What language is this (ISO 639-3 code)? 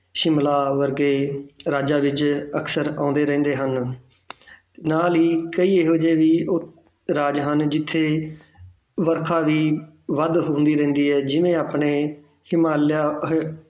pan